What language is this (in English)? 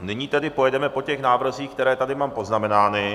Czech